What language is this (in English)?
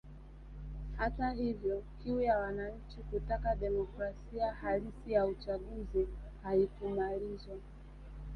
Swahili